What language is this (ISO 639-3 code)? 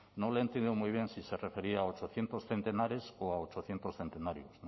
spa